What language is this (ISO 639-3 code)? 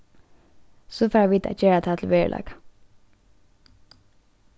fao